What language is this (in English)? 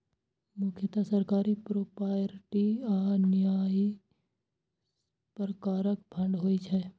Maithili